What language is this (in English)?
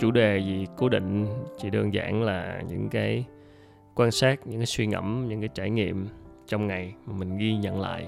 Vietnamese